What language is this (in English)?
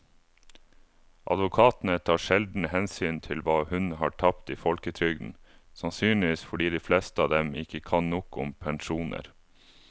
Norwegian